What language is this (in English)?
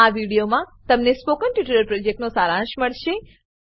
Gujarati